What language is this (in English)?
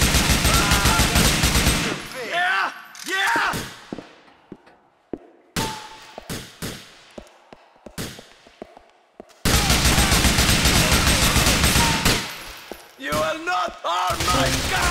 English